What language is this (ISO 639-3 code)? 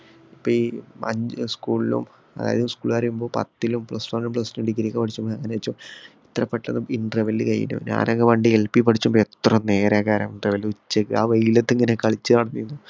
mal